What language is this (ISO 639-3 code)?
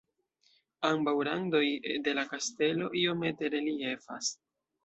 epo